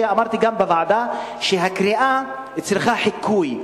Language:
Hebrew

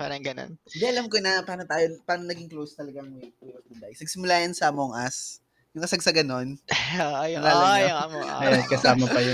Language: Filipino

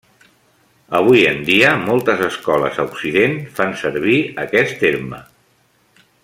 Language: Catalan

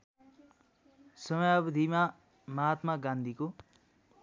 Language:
Nepali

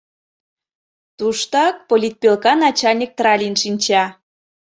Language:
Mari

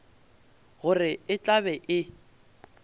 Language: Northern Sotho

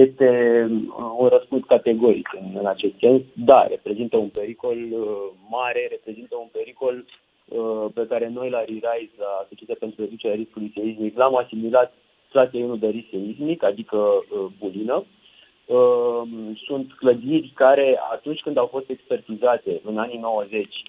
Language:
Romanian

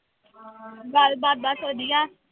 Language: Punjabi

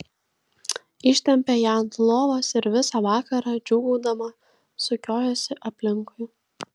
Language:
Lithuanian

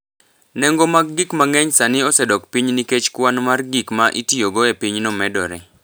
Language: Luo (Kenya and Tanzania)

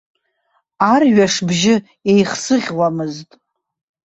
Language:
Abkhazian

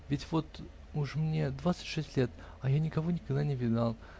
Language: Russian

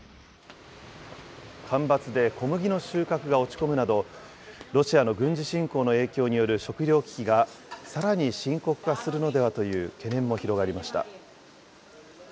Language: Japanese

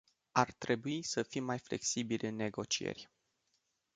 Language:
Romanian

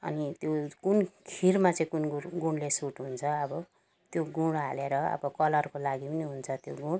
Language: Nepali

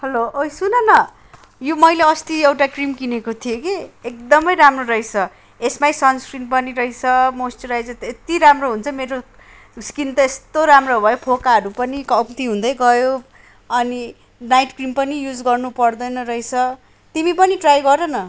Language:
Nepali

